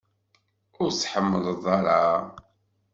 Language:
Kabyle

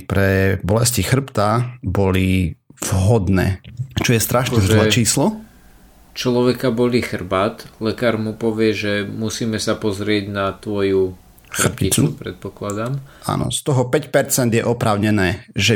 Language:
Slovak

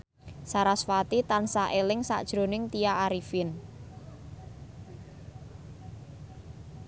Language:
Javanese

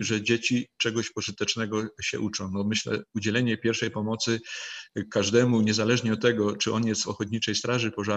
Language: Polish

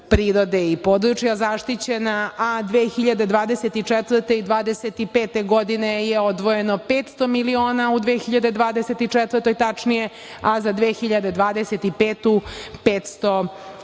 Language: Serbian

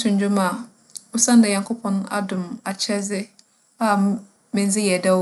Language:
Akan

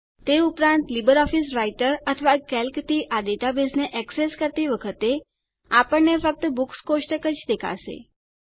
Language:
Gujarati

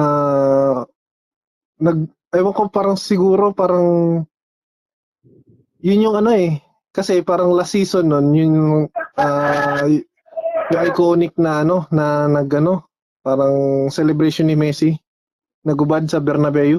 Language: Filipino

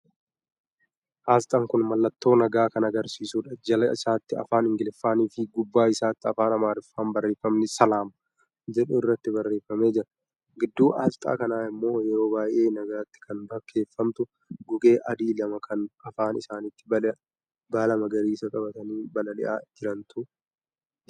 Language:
Oromo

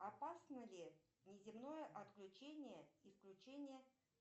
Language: Russian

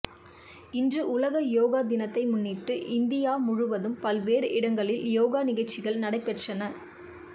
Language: Tamil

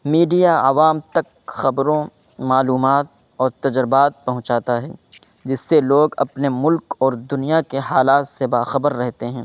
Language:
Urdu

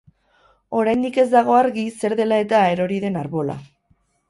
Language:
Basque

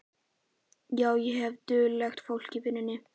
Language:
Icelandic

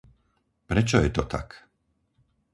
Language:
Slovak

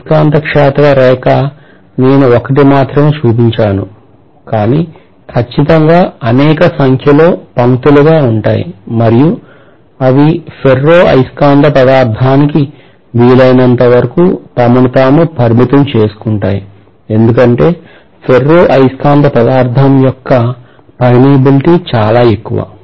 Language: Telugu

